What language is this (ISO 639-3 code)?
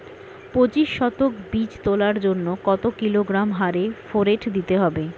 ben